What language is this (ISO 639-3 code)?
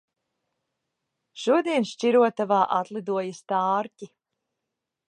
lav